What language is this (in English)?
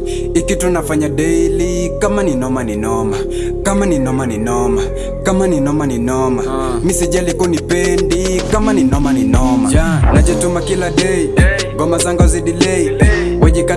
Swahili